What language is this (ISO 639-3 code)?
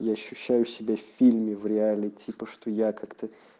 rus